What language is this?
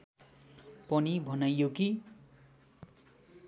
Nepali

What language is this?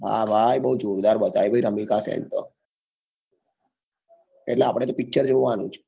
Gujarati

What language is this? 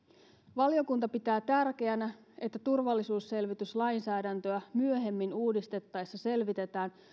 Finnish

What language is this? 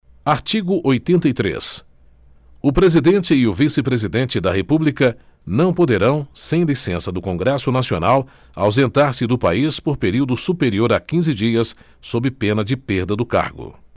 Portuguese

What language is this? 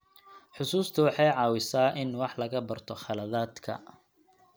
Somali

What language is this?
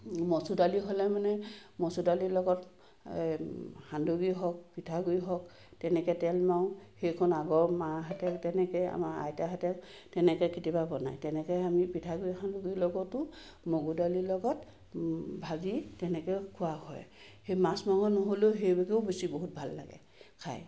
Assamese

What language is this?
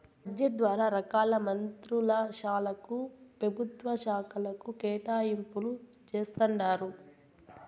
Telugu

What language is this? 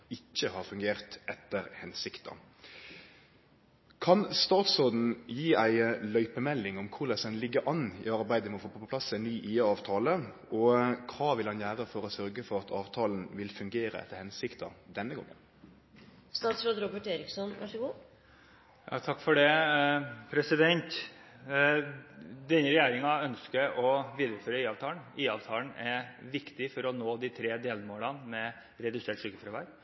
Norwegian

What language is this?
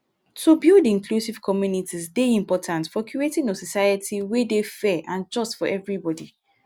Nigerian Pidgin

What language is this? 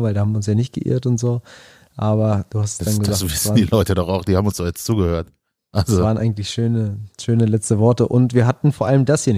German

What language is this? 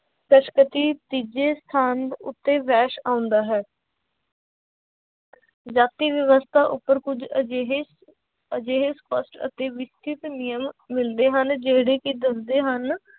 Punjabi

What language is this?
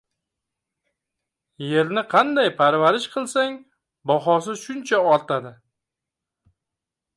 Uzbek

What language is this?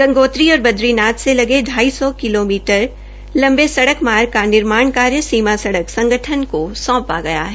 Hindi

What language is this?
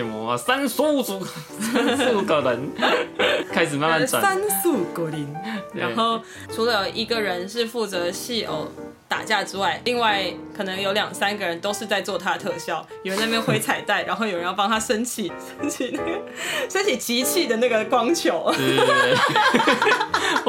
Chinese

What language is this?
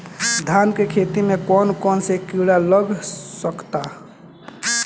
Bhojpuri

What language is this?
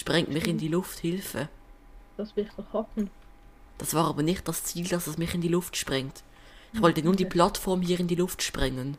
German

